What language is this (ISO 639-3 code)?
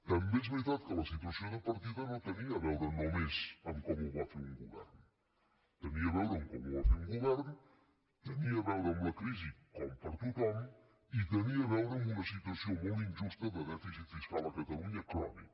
cat